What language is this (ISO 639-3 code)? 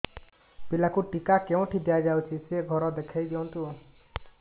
ori